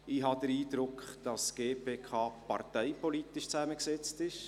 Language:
Swiss German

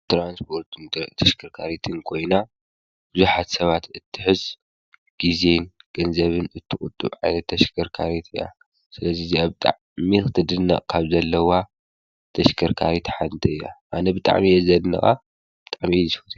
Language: Tigrinya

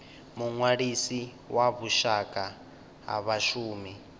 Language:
Venda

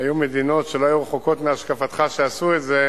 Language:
Hebrew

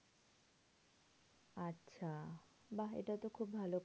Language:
Bangla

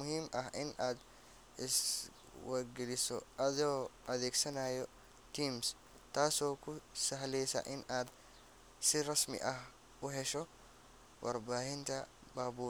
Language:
Somali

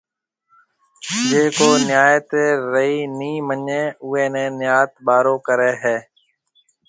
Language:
Marwari (Pakistan)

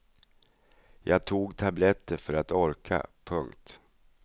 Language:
Swedish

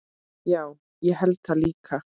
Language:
Icelandic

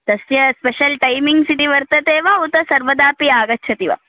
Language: Sanskrit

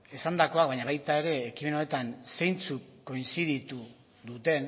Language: Basque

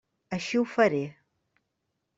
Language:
Catalan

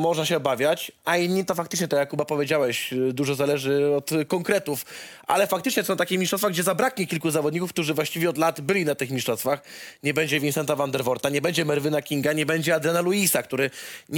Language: Polish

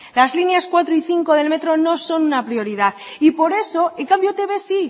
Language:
Spanish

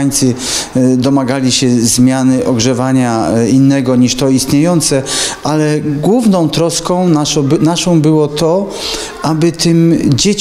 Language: Polish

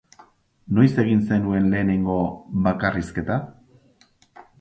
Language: Basque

